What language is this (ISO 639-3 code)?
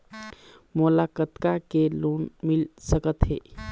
hne